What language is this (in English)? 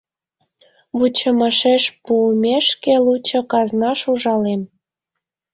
Mari